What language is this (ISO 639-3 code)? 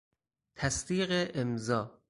fas